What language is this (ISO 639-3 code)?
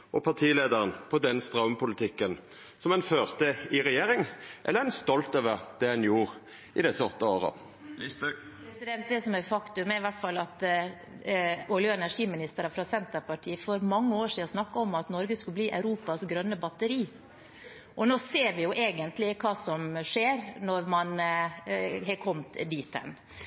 nor